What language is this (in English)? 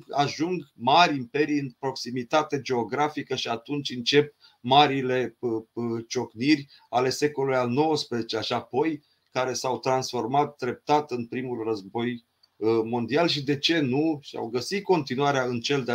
Romanian